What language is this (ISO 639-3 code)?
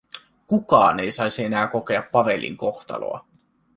fin